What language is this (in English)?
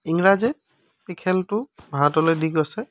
Assamese